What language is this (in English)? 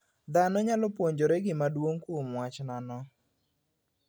Luo (Kenya and Tanzania)